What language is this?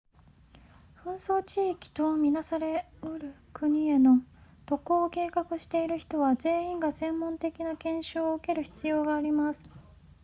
Japanese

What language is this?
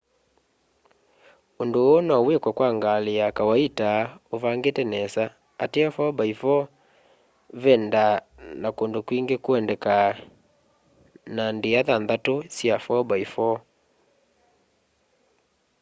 Kamba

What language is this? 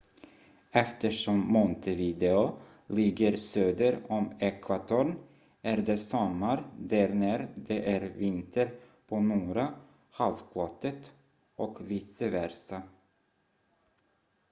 Swedish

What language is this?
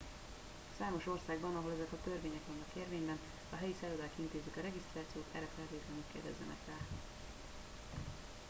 Hungarian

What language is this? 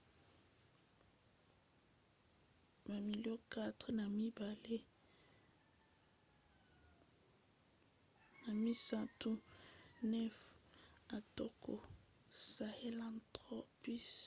Lingala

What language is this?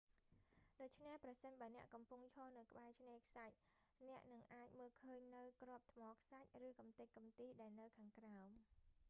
Khmer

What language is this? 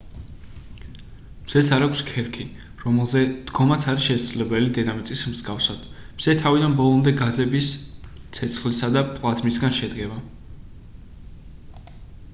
Georgian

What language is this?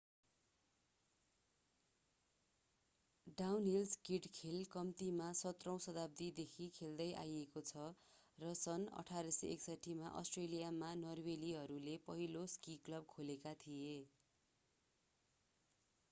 Nepali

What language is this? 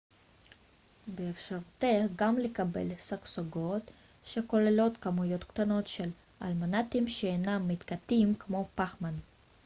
Hebrew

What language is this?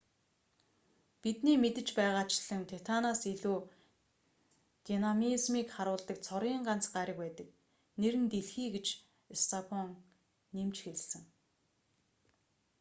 Mongolian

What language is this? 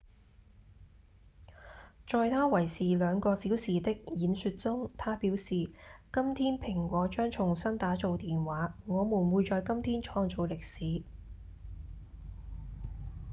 Cantonese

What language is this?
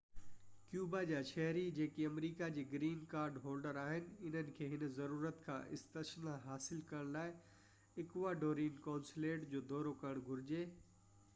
Sindhi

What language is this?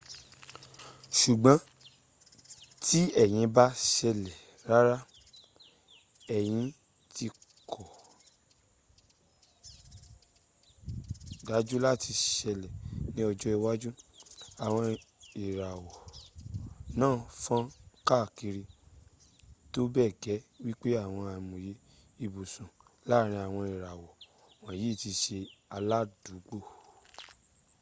Yoruba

